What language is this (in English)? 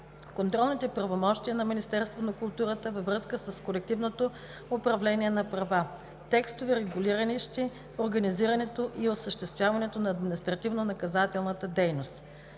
Bulgarian